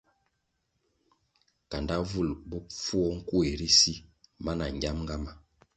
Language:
Kwasio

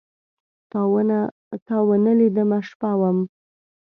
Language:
Pashto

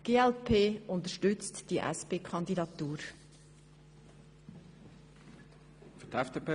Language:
Swiss German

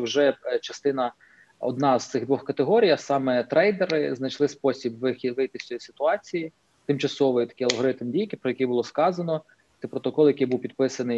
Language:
Ukrainian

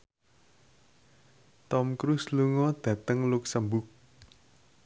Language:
Javanese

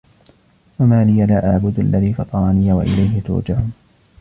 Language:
Arabic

